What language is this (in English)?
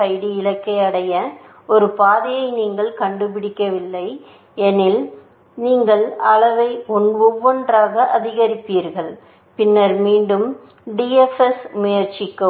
Tamil